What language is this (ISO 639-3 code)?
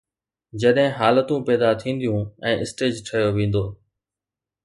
snd